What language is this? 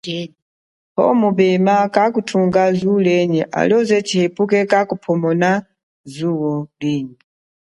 Chokwe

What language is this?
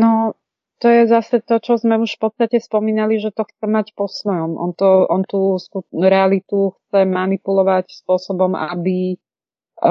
Czech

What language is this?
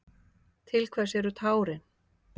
Icelandic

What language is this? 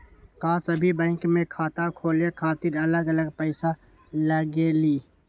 Magahi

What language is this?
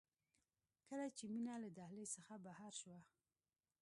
Pashto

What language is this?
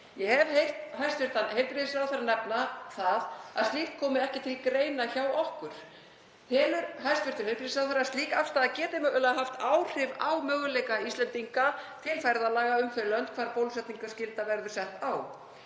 Icelandic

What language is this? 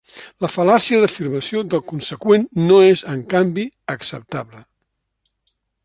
Catalan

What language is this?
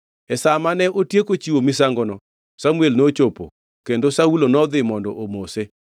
Luo (Kenya and Tanzania)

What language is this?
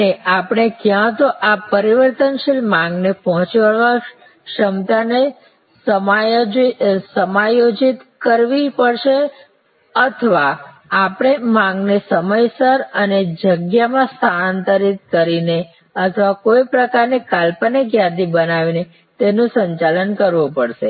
Gujarati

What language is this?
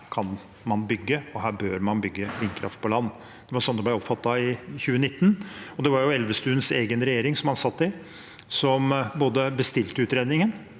Norwegian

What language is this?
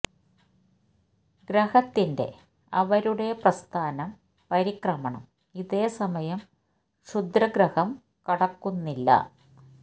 Malayalam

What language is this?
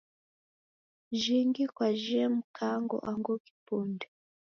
Taita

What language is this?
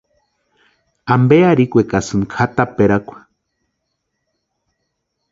Western Highland Purepecha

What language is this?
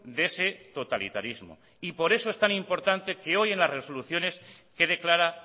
Spanish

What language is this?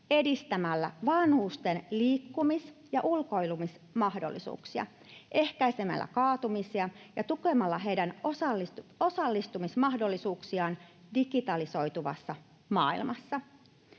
Finnish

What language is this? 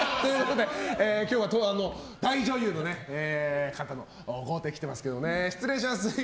Japanese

